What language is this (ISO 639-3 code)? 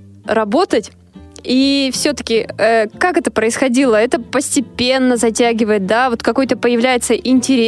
rus